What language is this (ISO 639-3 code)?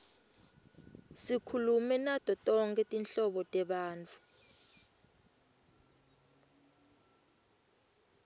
ssw